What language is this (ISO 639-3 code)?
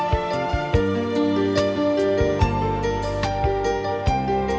vie